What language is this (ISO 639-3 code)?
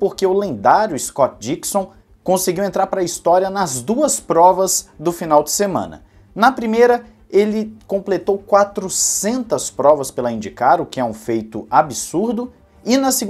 por